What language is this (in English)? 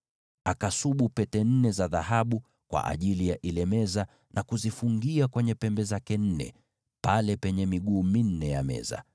Swahili